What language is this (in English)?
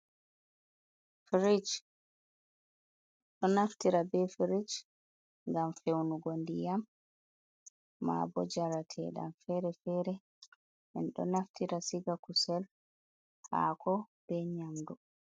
Fula